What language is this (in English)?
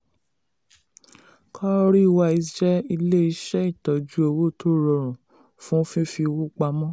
Yoruba